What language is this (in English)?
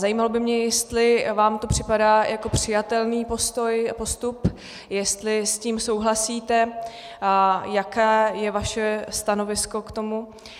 Czech